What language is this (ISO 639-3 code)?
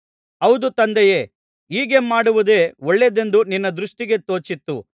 kan